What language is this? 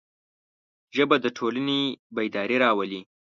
Pashto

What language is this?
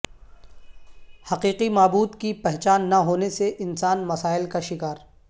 Urdu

